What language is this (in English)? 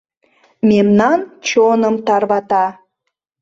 Mari